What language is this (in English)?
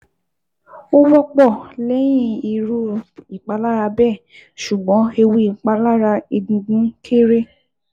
Yoruba